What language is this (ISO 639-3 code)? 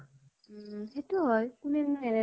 asm